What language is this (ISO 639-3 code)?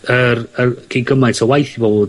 cym